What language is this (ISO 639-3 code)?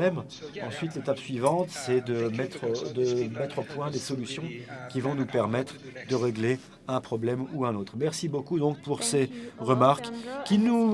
fra